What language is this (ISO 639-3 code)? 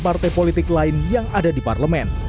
ind